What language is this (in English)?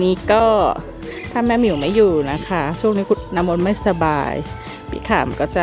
Thai